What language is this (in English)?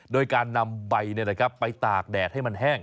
Thai